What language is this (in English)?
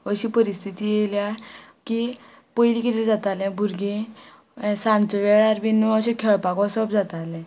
Konkani